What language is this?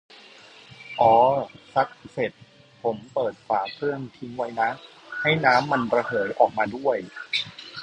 Thai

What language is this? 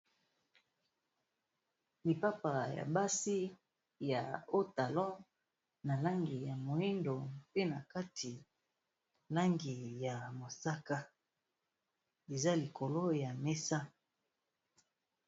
Lingala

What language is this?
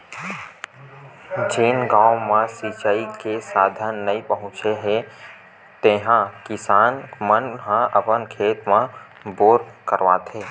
Chhattisgarhi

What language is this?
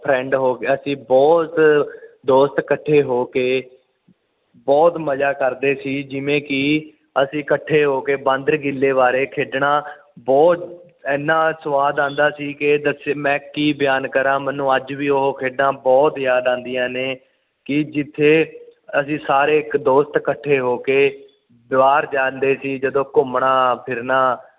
Punjabi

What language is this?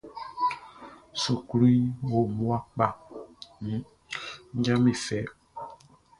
Baoulé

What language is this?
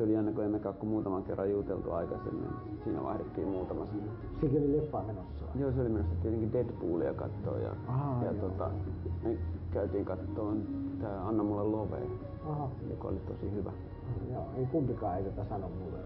Finnish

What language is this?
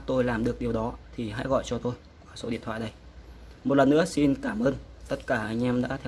Vietnamese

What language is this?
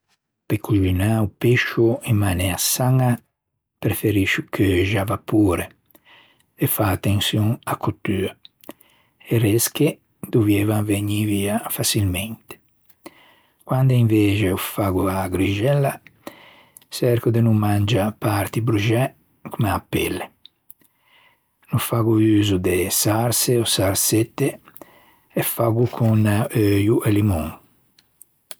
Ligurian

